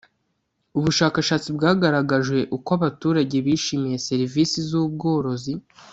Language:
Kinyarwanda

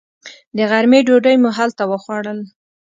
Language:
Pashto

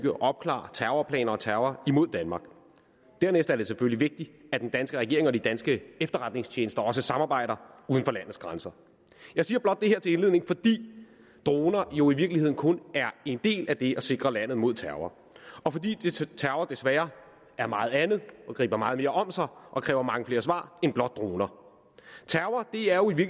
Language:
Danish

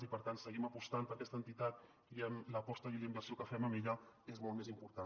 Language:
Catalan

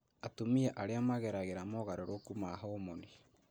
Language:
Kikuyu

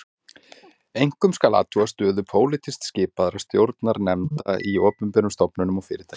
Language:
Icelandic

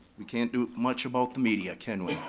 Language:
English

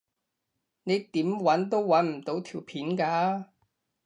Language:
Cantonese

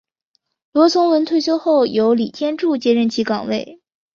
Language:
Chinese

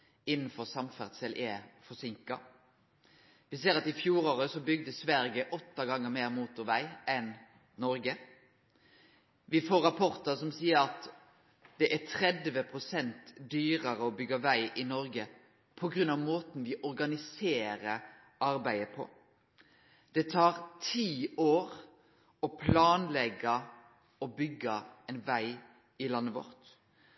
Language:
Norwegian Nynorsk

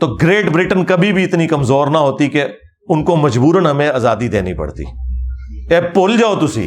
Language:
Urdu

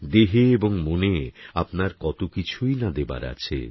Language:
Bangla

